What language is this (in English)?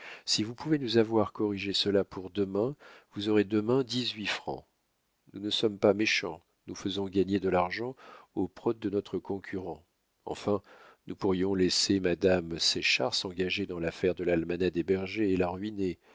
French